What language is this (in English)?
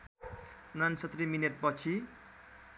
Nepali